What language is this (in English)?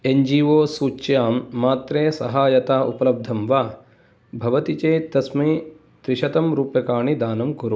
Sanskrit